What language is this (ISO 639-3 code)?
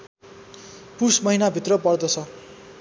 nep